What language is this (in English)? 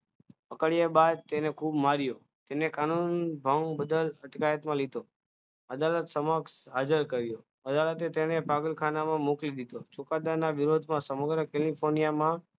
Gujarati